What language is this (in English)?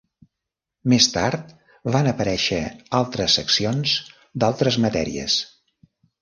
Catalan